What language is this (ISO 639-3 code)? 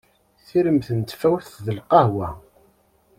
kab